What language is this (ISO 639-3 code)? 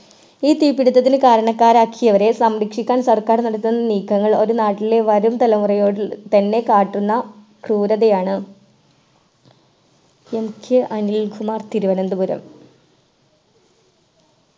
mal